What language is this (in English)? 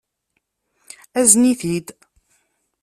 Kabyle